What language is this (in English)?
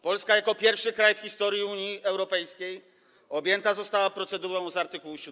Polish